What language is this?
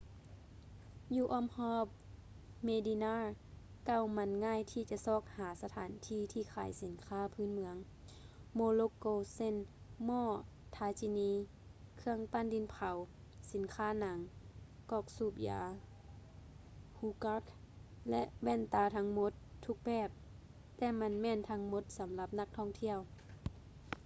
Lao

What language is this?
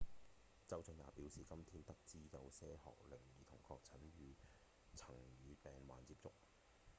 Cantonese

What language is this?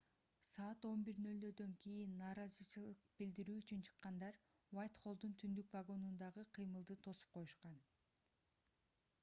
Kyrgyz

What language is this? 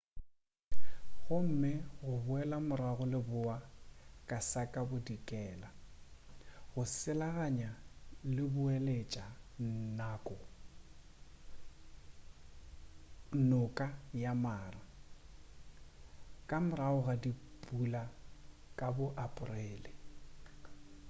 Northern Sotho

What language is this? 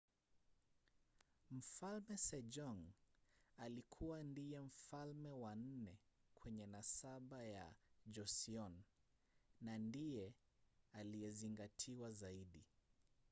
Swahili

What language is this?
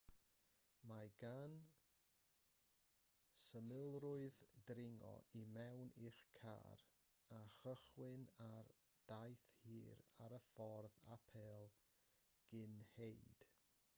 Welsh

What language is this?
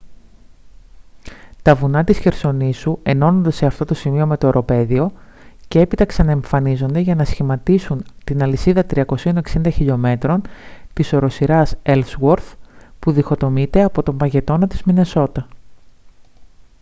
Greek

